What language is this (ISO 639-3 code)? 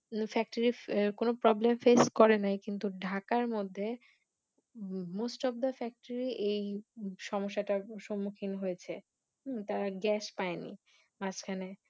ben